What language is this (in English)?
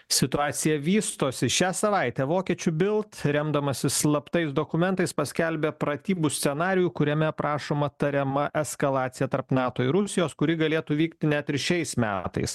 Lithuanian